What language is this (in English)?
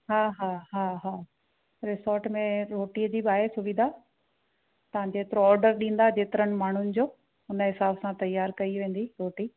Sindhi